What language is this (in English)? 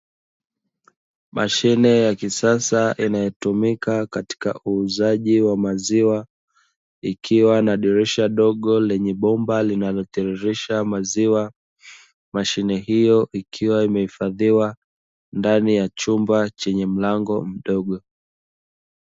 Swahili